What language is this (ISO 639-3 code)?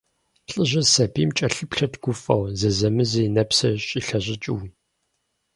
kbd